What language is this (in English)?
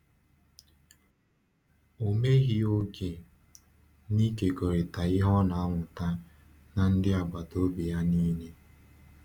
Igbo